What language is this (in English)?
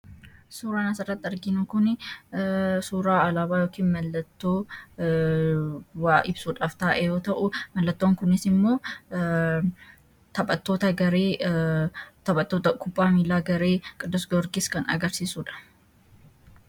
Oromo